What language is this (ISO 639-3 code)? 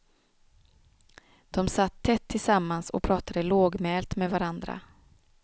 swe